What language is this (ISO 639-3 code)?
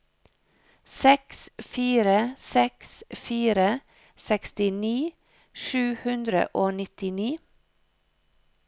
nor